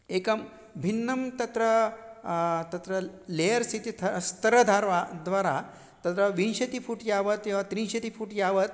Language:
Sanskrit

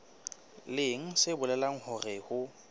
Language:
Southern Sotho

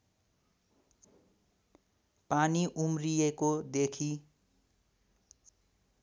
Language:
Nepali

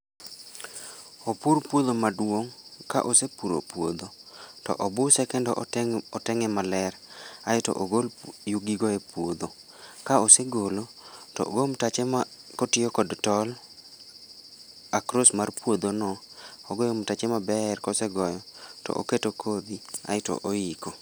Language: Luo (Kenya and Tanzania)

